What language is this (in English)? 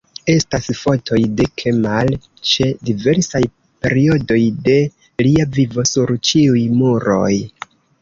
Esperanto